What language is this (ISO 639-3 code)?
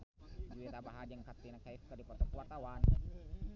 sun